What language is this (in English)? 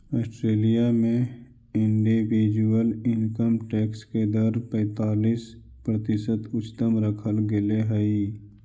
Magahi